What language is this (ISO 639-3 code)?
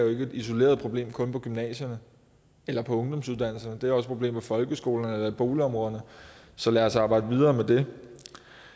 dan